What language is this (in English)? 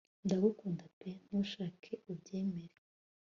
Kinyarwanda